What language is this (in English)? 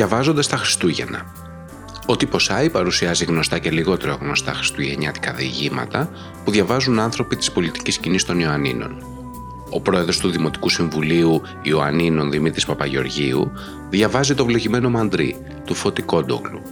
Greek